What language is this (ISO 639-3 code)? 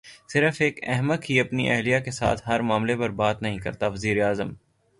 urd